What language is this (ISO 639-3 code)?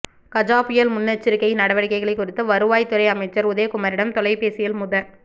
tam